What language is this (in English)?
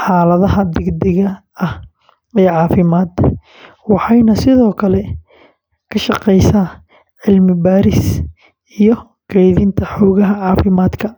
Somali